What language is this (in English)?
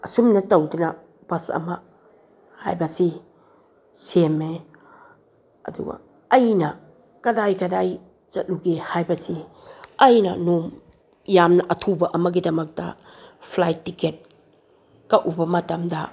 Manipuri